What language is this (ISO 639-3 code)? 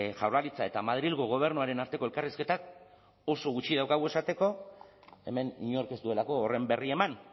eus